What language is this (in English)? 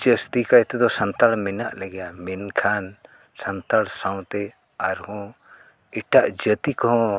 Santali